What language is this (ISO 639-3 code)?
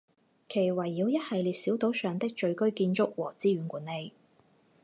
zho